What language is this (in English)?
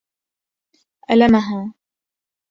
Arabic